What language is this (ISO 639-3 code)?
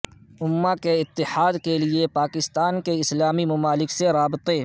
urd